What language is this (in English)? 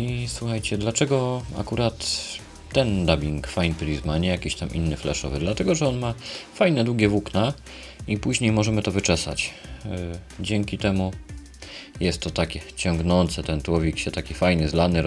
Polish